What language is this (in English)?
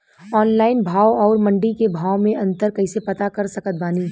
Bhojpuri